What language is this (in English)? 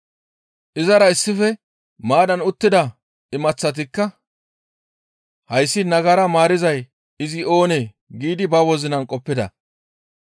Gamo